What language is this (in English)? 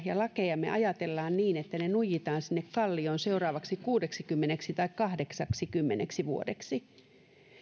Finnish